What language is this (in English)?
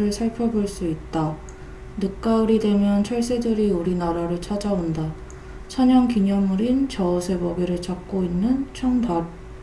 Korean